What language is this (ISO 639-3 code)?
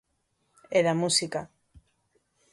glg